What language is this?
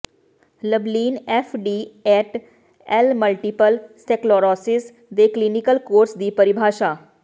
Punjabi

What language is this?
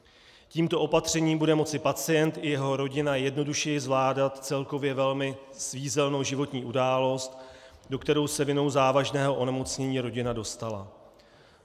Czech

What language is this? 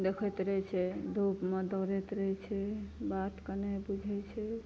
Maithili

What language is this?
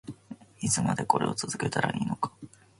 Japanese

